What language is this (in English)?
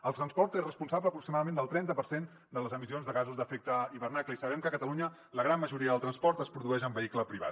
Catalan